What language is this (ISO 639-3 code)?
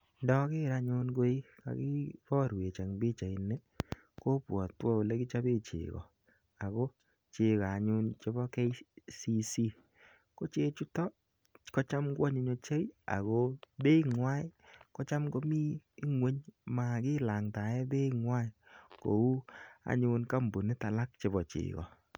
kln